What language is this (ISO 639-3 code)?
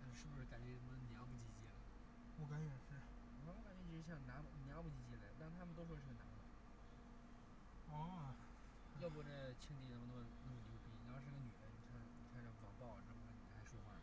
zho